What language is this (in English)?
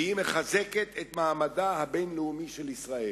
Hebrew